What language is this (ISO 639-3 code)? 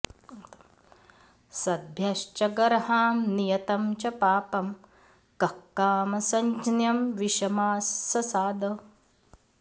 san